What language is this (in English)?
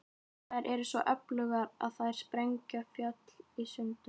Icelandic